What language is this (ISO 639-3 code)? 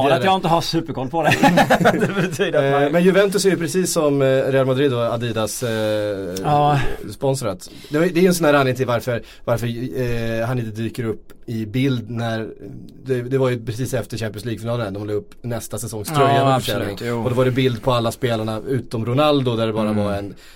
swe